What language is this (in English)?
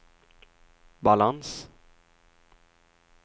Swedish